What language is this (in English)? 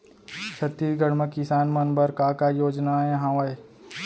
Chhattisgarhi